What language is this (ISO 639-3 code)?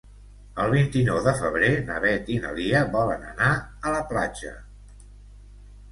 cat